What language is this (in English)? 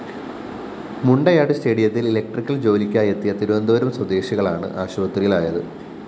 Malayalam